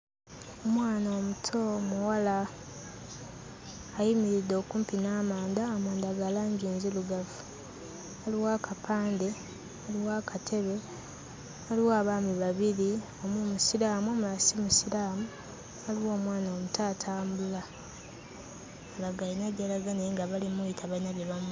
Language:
Ganda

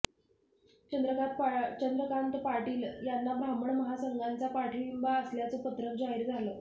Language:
Marathi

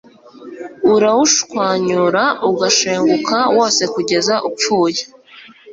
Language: Kinyarwanda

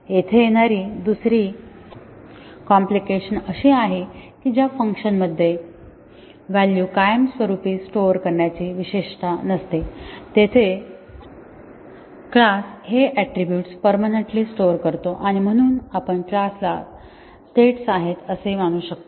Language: Marathi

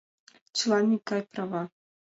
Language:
Mari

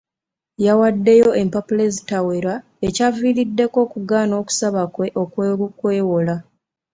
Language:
Ganda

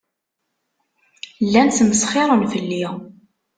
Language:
Kabyle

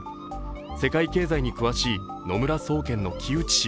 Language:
Japanese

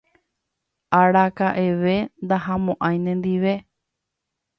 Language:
Guarani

